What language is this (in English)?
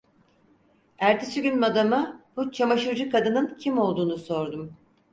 Turkish